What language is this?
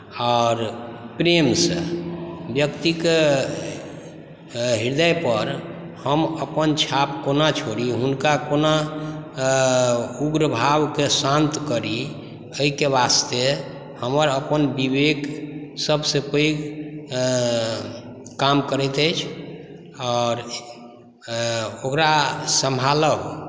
Maithili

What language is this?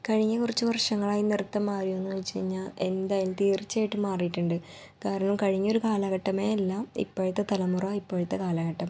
Malayalam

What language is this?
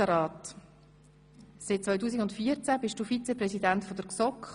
Swiss German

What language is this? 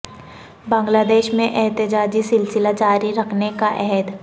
Urdu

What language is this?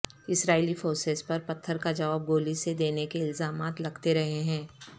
Urdu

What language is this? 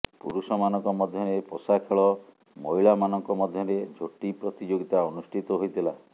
Odia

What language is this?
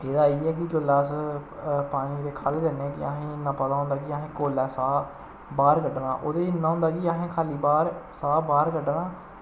Dogri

